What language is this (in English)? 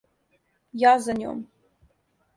Serbian